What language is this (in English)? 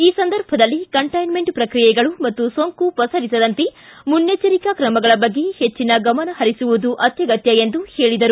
Kannada